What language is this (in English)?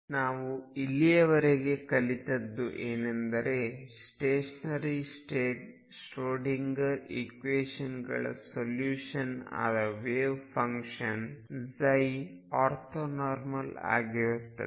Kannada